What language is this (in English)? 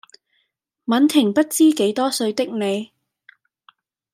Cantonese